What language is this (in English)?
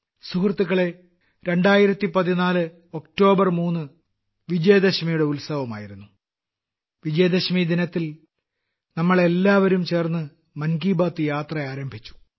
Malayalam